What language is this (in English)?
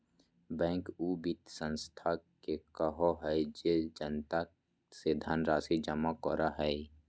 Magahi